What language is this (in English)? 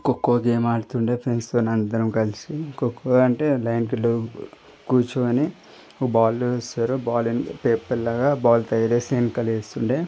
Telugu